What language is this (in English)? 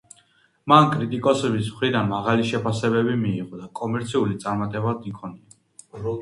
Georgian